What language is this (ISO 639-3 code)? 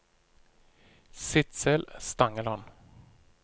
nor